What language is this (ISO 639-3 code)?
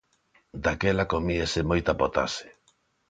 glg